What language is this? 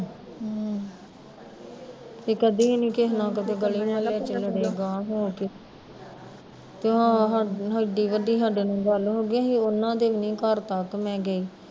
Punjabi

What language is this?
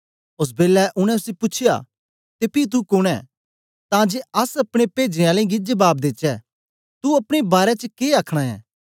Dogri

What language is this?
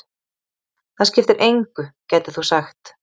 Icelandic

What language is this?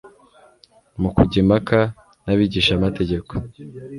Kinyarwanda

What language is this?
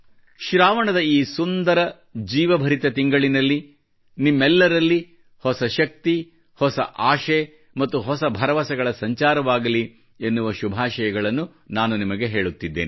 Kannada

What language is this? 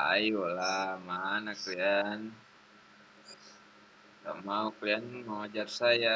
Indonesian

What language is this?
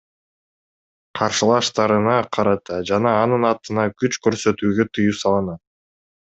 Kyrgyz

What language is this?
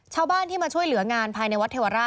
Thai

